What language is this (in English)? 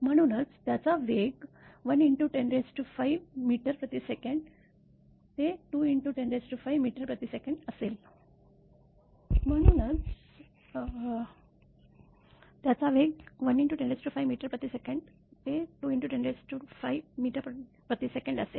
Marathi